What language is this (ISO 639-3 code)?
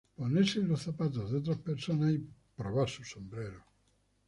spa